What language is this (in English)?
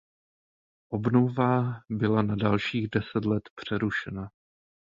Czech